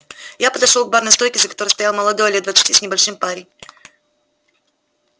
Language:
Russian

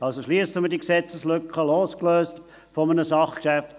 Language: Swiss German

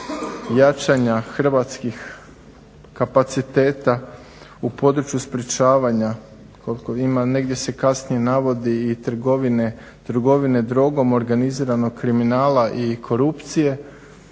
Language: Croatian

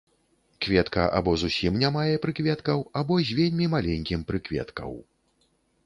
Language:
Belarusian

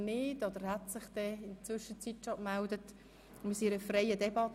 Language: Swiss German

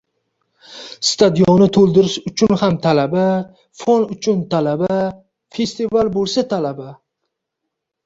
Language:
Uzbek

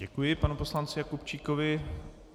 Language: Czech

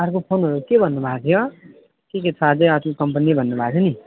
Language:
Nepali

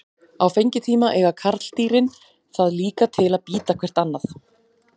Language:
Icelandic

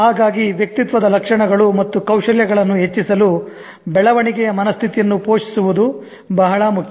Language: Kannada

